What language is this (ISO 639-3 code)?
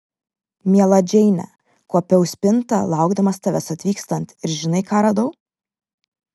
lit